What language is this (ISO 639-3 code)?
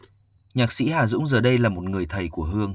vie